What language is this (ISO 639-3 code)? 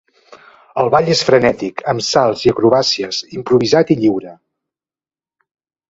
cat